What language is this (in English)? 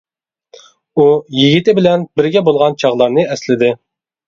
Uyghur